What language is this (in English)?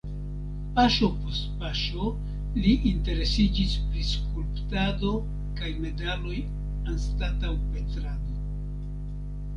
Esperanto